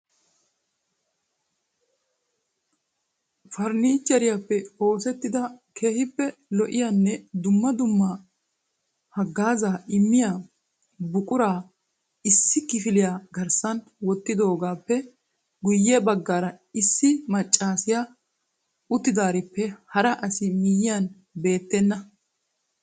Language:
Wolaytta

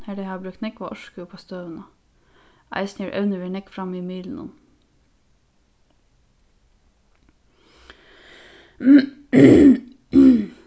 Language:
Faroese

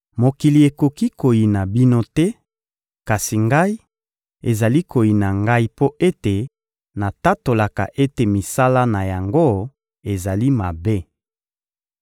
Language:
Lingala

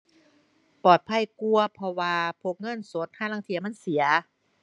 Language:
Thai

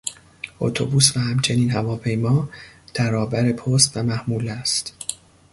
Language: Persian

